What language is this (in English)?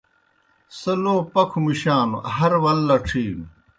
Kohistani Shina